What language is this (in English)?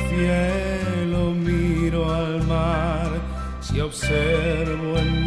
Romanian